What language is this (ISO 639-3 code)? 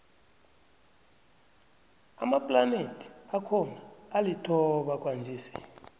nbl